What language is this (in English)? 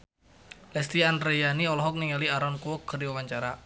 Sundanese